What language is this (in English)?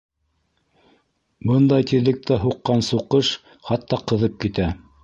Bashkir